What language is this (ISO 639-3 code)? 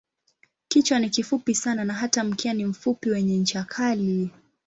swa